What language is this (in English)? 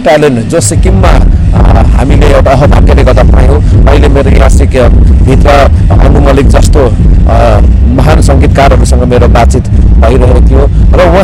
Indonesian